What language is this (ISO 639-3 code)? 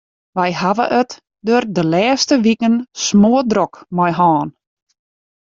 fry